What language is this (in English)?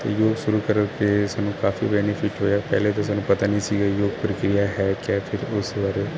Punjabi